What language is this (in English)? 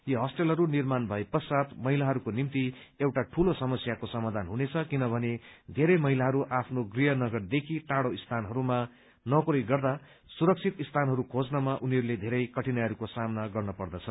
Nepali